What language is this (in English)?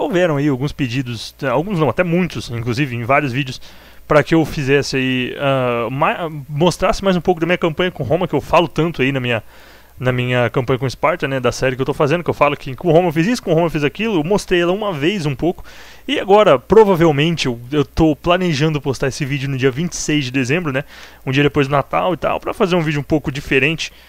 Portuguese